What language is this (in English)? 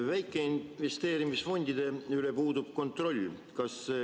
Estonian